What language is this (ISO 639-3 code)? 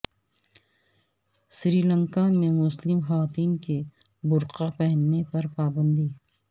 urd